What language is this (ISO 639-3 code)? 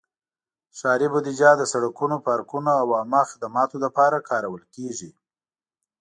pus